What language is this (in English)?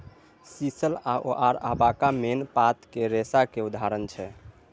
Maithili